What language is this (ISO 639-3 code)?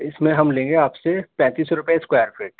urd